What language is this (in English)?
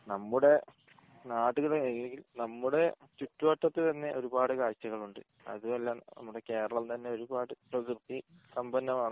Malayalam